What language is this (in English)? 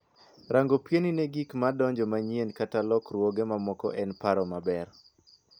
Luo (Kenya and Tanzania)